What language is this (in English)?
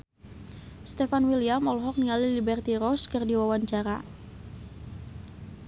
Sundanese